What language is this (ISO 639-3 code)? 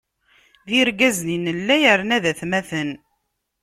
kab